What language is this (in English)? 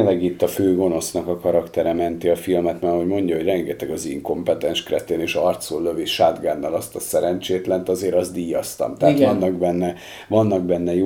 Hungarian